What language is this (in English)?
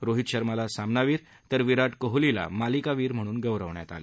Marathi